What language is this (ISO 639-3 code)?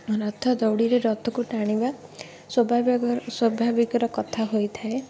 ori